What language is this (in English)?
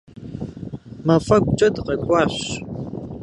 Kabardian